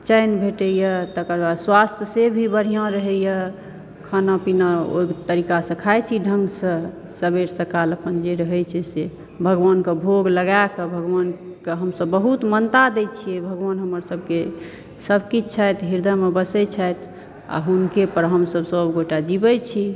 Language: Maithili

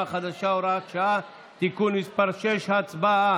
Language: Hebrew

